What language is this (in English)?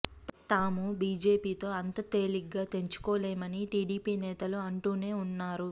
Telugu